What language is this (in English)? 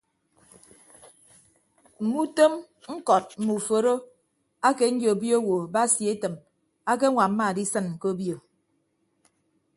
Ibibio